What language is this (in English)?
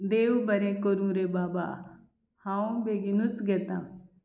Konkani